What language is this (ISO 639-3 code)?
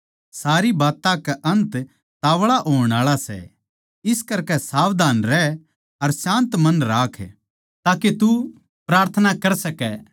bgc